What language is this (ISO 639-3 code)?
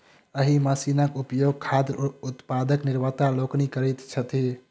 mai